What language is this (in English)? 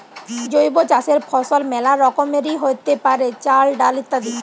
Bangla